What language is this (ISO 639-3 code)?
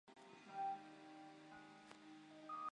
zho